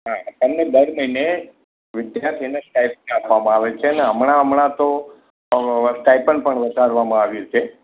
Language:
Gujarati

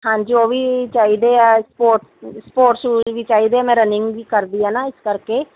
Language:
Punjabi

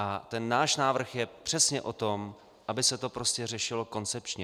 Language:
Czech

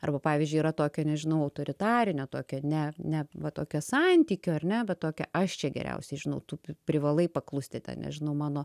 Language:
Lithuanian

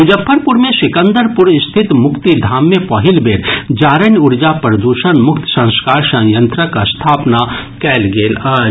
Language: Maithili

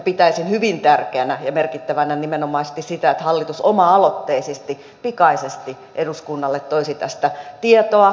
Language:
Finnish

